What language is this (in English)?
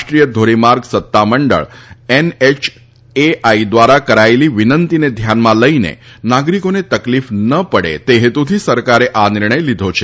Gujarati